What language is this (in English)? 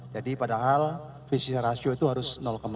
Indonesian